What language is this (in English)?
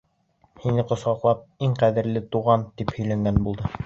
Bashkir